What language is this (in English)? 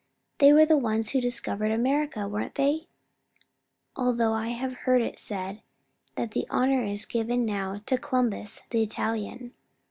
English